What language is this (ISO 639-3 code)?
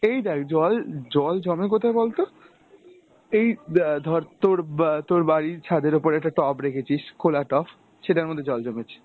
ben